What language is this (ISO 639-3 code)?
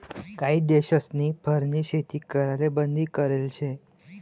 mar